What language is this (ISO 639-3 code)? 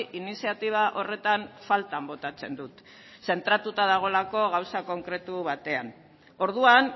eus